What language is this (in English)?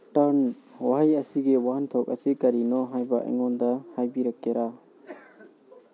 Manipuri